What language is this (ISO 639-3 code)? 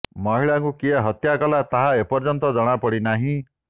ori